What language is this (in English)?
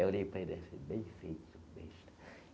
Portuguese